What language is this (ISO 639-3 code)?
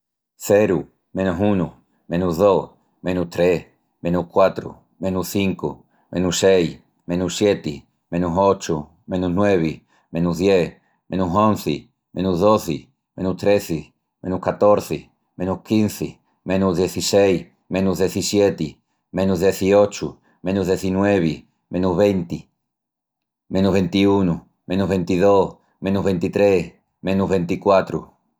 ext